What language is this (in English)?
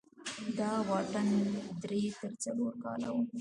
Pashto